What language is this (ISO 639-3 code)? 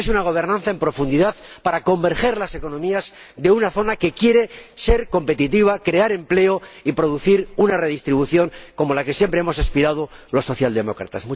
spa